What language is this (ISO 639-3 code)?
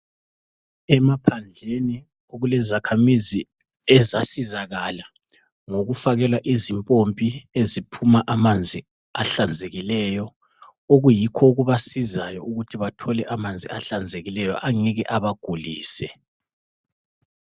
nde